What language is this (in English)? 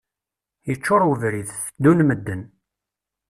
Kabyle